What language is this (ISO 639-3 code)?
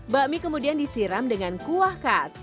ind